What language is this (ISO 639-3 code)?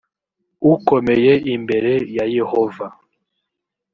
kin